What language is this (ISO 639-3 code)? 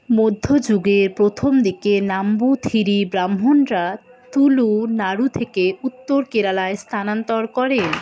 ben